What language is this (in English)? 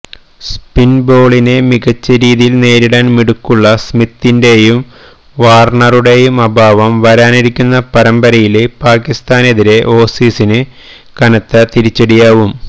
Malayalam